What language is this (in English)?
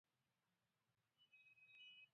Pashto